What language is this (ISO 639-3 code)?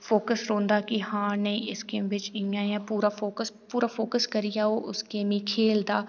doi